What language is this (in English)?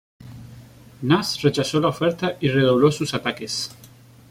Spanish